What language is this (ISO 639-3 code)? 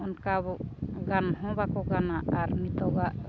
sat